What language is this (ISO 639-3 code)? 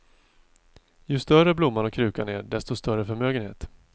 swe